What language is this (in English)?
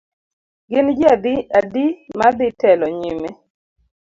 Luo (Kenya and Tanzania)